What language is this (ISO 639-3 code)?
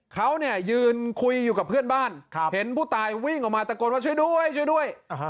tha